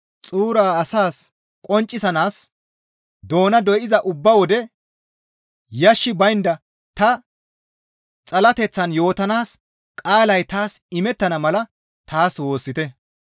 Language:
Gamo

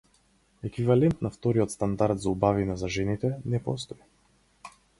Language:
Macedonian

